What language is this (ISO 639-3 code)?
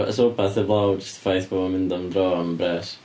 cym